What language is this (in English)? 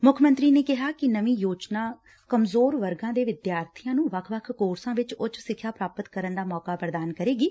Punjabi